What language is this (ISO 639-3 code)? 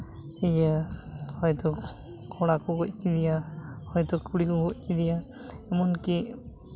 sat